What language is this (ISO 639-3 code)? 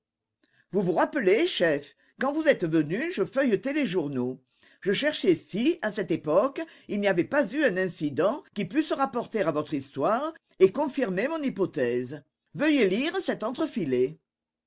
fra